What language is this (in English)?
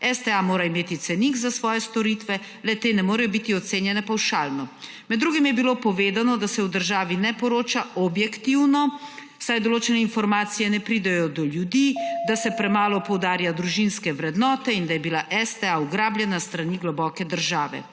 Slovenian